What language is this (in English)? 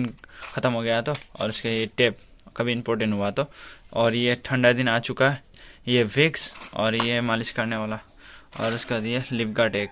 Hindi